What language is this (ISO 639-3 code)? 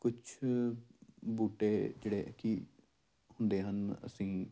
pan